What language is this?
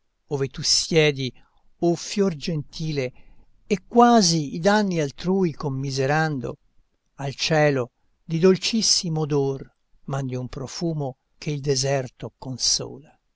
Italian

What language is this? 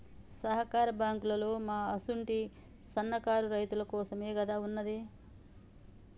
Telugu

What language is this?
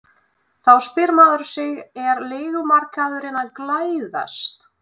Icelandic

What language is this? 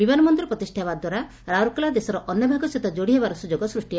Odia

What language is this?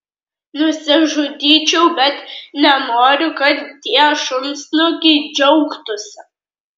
Lithuanian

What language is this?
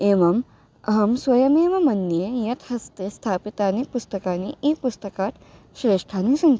Sanskrit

